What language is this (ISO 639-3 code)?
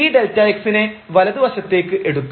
mal